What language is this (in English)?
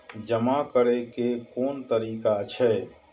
Maithili